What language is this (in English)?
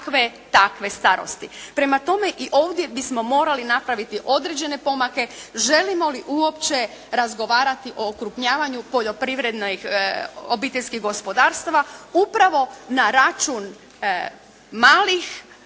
Croatian